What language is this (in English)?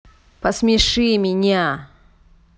Russian